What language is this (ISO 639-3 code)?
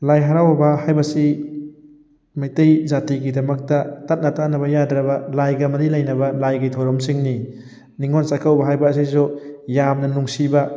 mni